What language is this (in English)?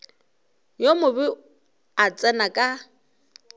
Northern Sotho